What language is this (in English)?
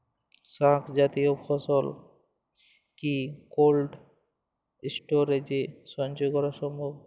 Bangla